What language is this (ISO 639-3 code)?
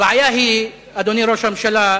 heb